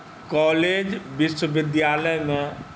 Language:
Maithili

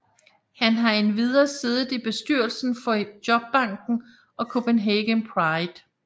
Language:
Danish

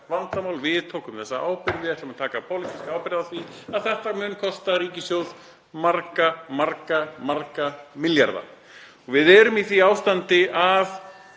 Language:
Icelandic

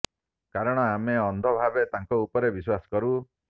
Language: Odia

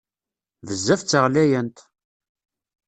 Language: Kabyle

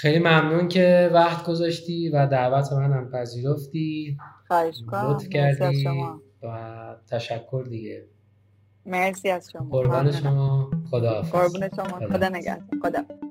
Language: Persian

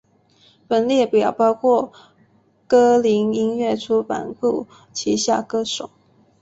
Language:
Chinese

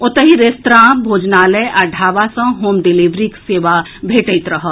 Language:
Maithili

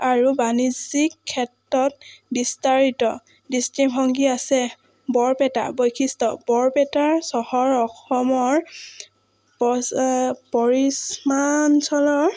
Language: Assamese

